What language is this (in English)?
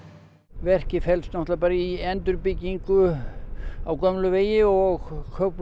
Icelandic